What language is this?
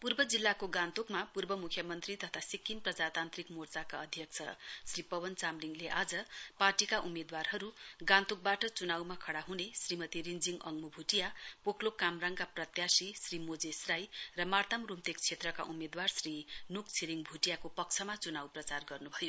Nepali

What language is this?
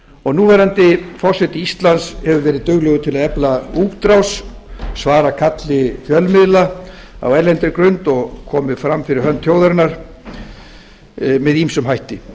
Icelandic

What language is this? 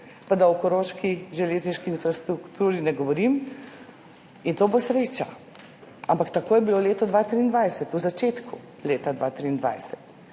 Slovenian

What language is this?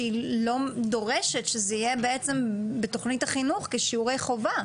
Hebrew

